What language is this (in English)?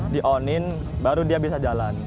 Indonesian